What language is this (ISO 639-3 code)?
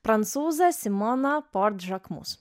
lit